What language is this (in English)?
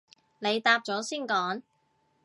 Cantonese